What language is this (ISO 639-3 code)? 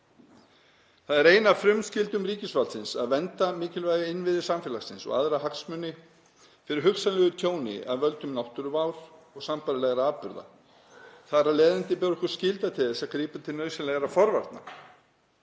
isl